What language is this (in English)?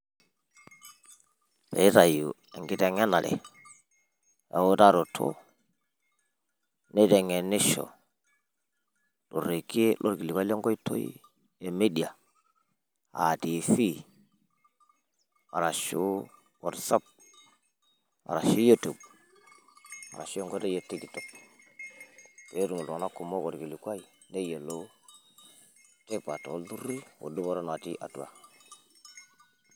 Masai